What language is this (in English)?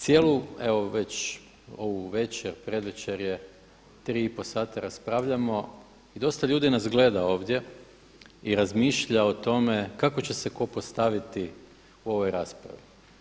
Croatian